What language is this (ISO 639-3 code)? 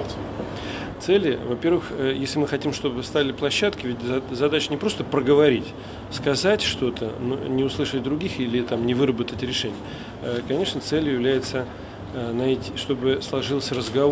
rus